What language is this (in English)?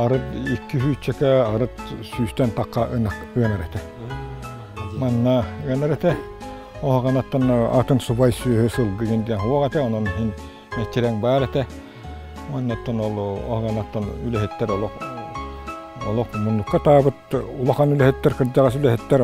Turkish